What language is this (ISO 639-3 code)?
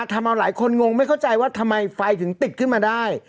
tha